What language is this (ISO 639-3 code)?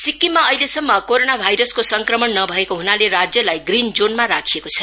nep